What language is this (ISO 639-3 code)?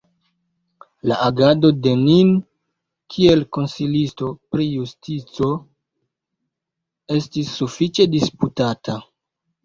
epo